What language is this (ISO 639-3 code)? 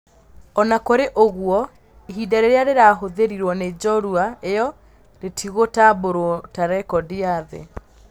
kik